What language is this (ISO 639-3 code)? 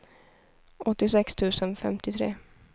swe